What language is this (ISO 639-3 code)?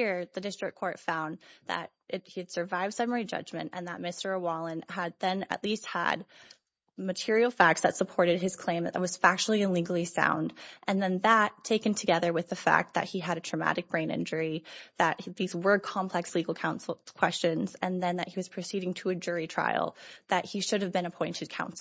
eng